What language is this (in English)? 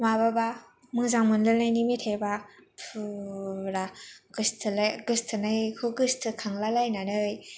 Bodo